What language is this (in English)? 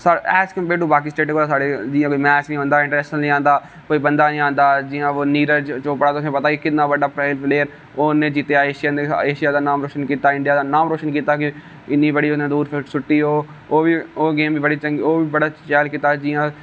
Dogri